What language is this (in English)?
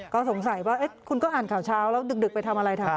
Thai